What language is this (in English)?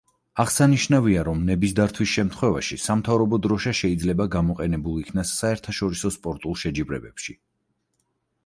Georgian